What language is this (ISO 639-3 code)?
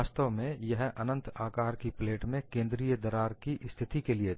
hin